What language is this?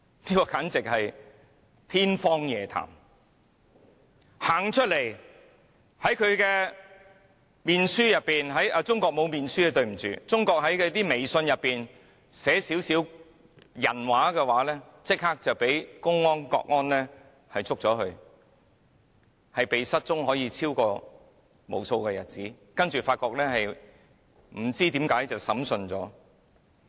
Cantonese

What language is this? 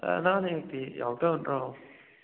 Manipuri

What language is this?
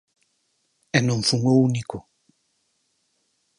Galician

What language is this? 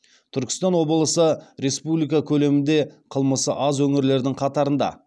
Kazakh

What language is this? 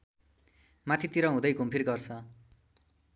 Nepali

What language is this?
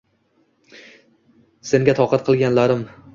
Uzbek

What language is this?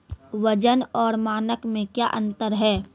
Maithili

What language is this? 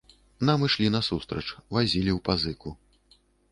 Belarusian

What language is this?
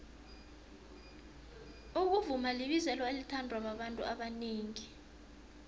South Ndebele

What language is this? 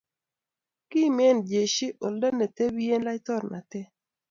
Kalenjin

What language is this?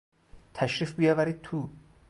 Persian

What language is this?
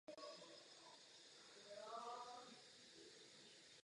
Czech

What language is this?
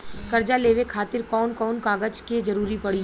Bhojpuri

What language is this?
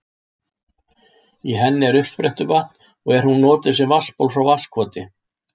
Icelandic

